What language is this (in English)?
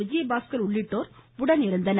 Tamil